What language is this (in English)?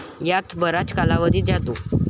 Marathi